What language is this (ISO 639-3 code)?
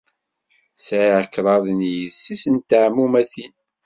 kab